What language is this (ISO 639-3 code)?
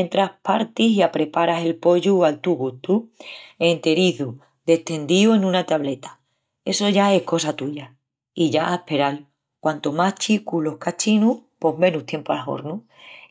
ext